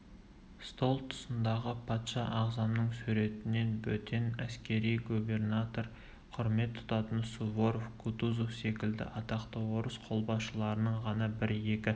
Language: Kazakh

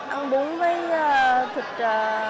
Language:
Vietnamese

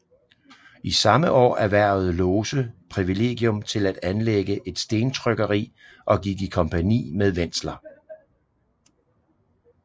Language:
Danish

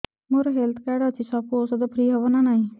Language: Odia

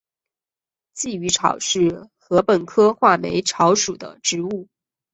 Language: Chinese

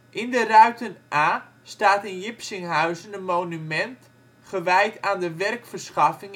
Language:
Dutch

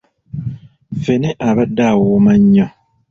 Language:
Ganda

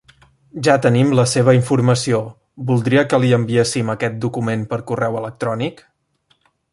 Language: Catalan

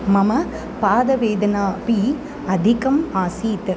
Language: Sanskrit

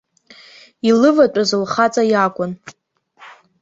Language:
Abkhazian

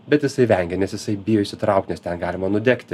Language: Lithuanian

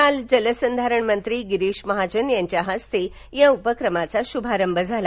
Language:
Marathi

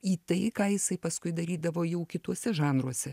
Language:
Lithuanian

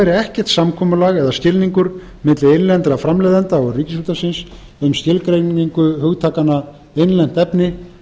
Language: Icelandic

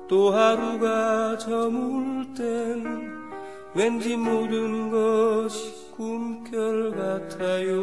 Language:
Korean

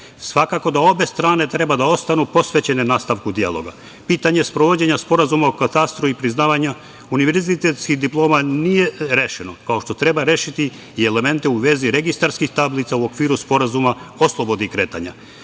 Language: Serbian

